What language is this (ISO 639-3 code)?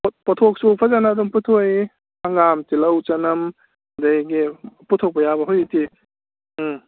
mni